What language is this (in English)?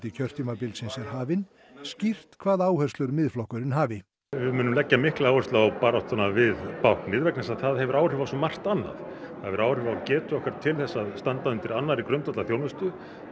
Icelandic